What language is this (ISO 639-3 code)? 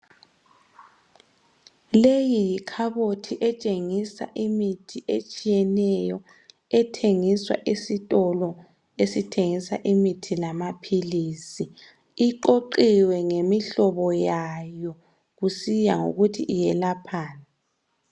nde